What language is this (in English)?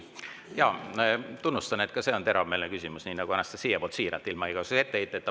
Estonian